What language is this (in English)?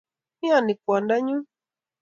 Kalenjin